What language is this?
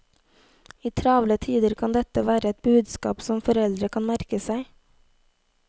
Norwegian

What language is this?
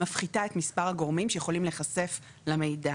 Hebrew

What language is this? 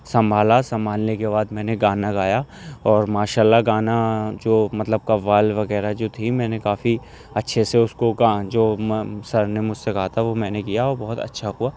Urdu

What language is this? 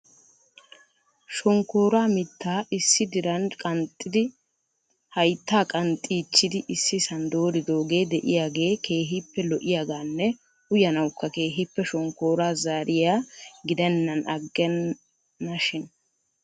Wolaytta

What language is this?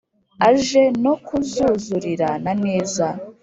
Kinyarwanda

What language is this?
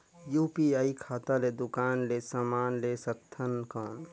Chhattisgarhi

